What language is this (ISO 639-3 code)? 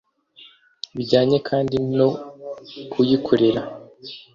kin